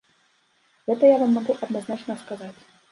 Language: Belarusian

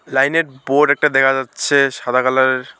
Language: Bangla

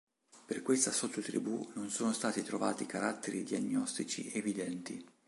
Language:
Italian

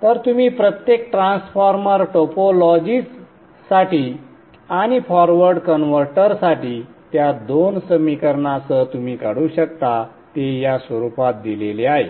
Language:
Marathi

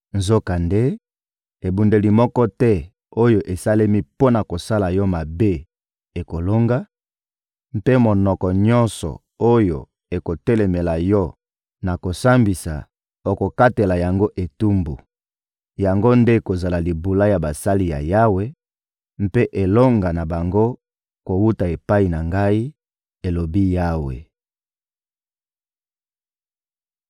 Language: Lingala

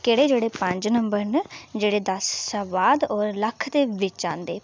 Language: Dogri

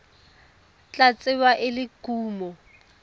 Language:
Tswana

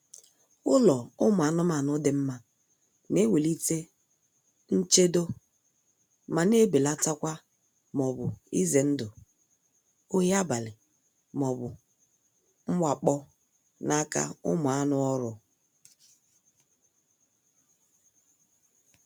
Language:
Igbo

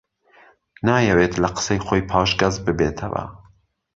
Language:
Central Kurdish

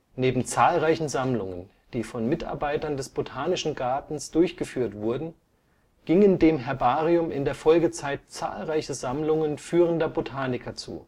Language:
German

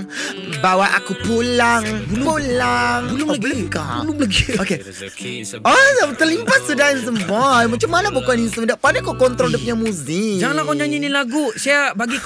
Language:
Malay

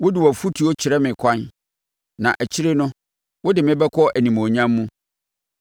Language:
Akan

